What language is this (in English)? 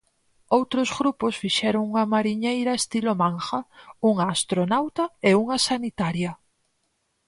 Galician